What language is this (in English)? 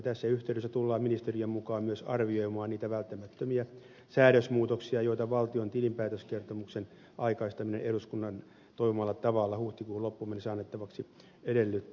Finnish